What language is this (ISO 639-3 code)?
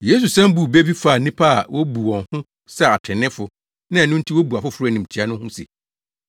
aka